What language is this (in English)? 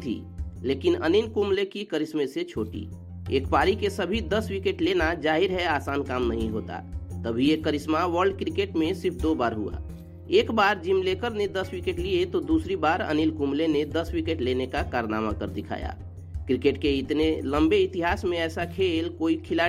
Hindi